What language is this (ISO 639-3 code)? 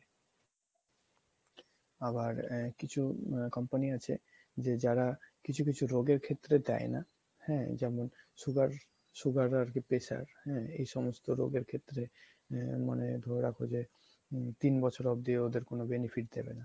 ben